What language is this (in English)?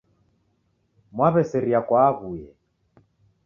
Taita